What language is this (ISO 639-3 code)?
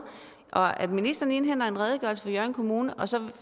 dan